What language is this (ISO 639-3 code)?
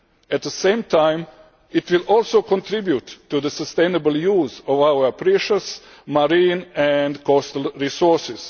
eng